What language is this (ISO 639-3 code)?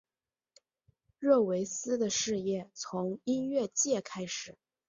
zho